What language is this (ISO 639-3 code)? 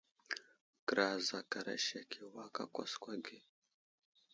udl